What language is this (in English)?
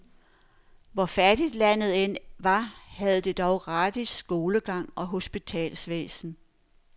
Danish